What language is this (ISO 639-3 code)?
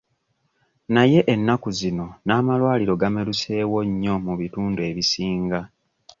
lug